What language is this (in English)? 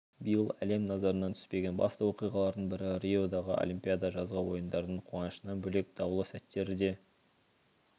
Kazakh